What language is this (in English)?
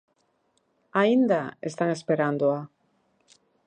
Galician